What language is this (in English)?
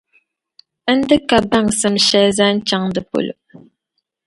Dagbani